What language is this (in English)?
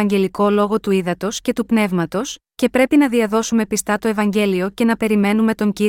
Greek